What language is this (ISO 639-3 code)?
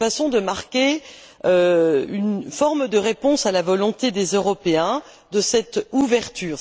fra